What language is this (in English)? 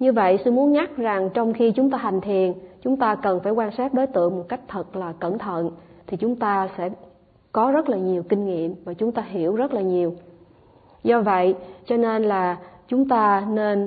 Vietnamese